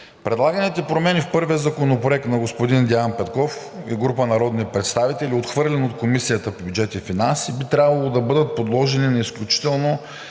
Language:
Bulgarian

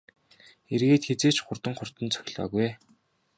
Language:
Mongolian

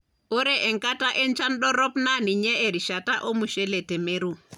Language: Masai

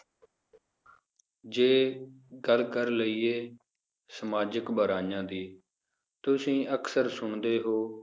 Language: Punjabi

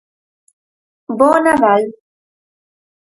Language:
Galician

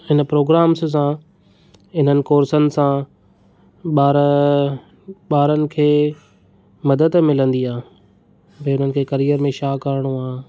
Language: Sindhi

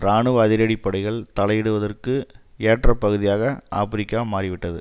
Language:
Tamil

